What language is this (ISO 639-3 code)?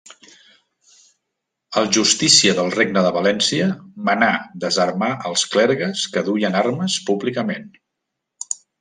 cat